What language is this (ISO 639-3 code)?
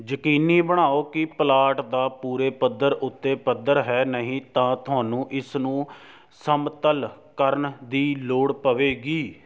pan